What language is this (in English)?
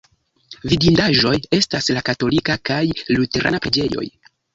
Esperanto